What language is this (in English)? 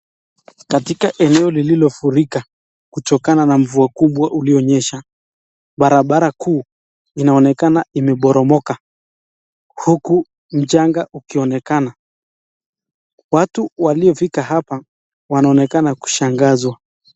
Swahili